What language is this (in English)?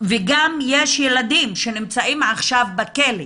Hebrew